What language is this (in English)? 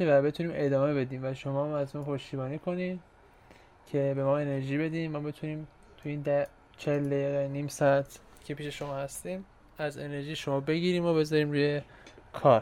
Persian